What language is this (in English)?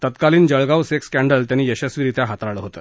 Marathi